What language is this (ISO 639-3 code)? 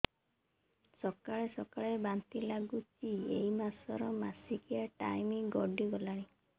ori